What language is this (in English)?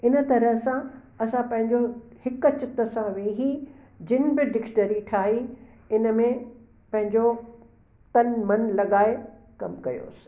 Sindhi